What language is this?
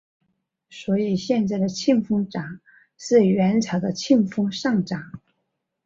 Chinese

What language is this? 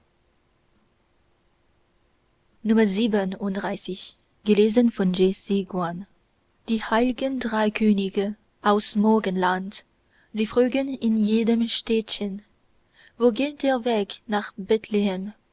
German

